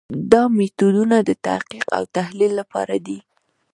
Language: Pashto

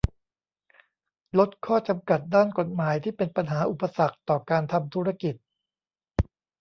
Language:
Thai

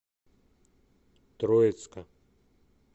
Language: Russian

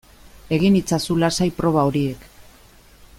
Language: Basque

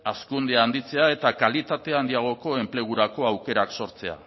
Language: Basque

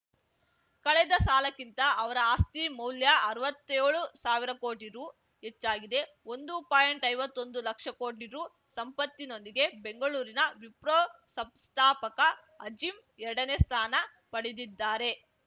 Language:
Kannada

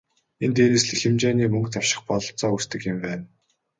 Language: Mongolian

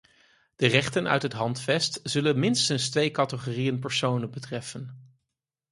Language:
Dutch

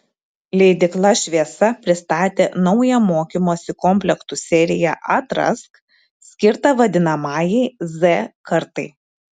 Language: Lithuanian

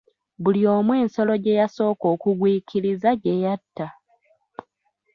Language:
Ganda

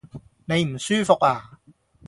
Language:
Cantonese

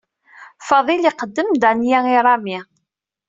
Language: Kabyle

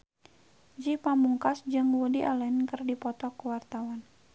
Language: Sundanese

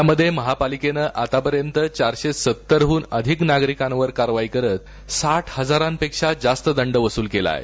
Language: Marathi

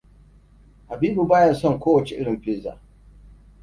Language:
Hausa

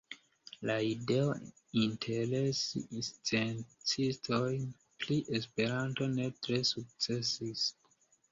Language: Esperanto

